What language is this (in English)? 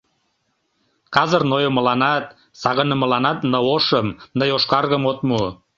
Mari